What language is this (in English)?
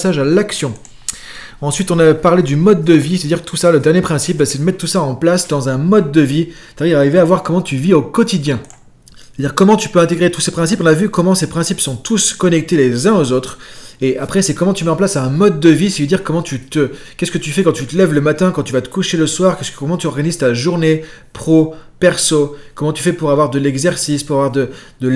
French